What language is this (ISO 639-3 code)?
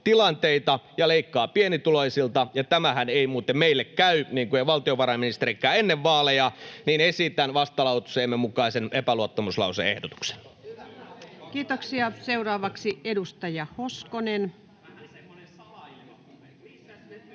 fin